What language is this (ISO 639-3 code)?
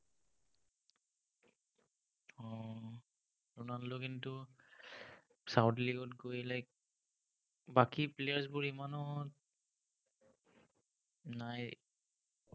asm